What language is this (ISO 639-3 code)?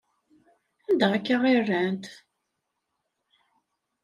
kab